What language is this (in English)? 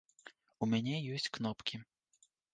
Belarusian